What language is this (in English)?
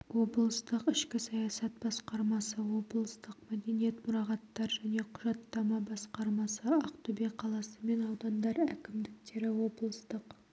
Kazakh